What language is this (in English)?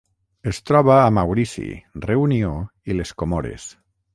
Catalan